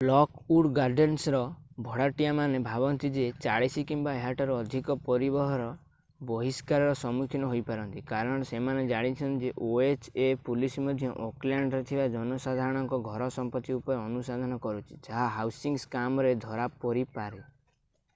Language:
Odia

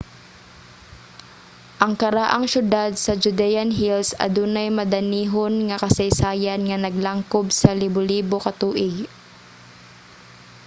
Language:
Cebuano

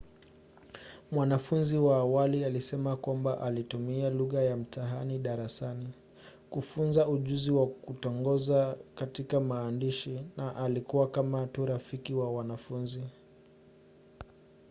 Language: Swahili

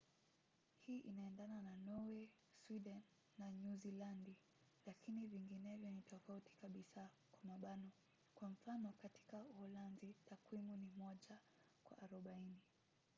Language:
Swahili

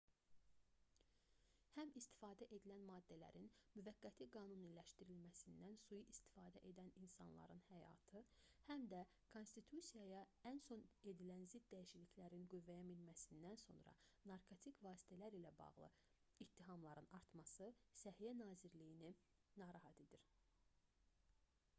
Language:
Azerbaijani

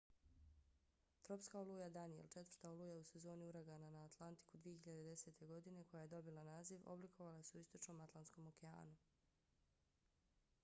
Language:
Bosnian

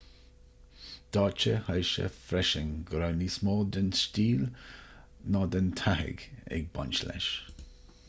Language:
Irish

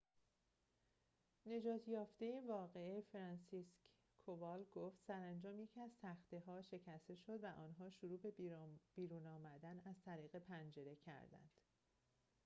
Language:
Persian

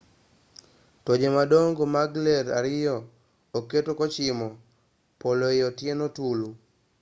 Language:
Luo (Kenya and Tanzania)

